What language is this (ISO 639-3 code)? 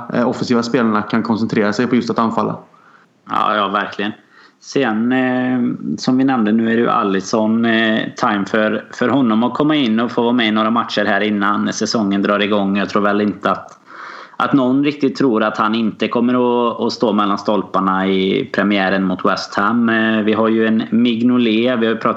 swe